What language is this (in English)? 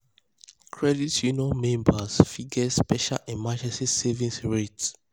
Nigerian Pidgin